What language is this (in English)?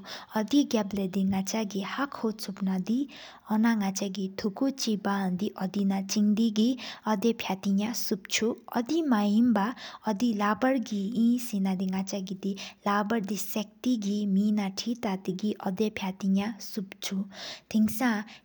Sikkimese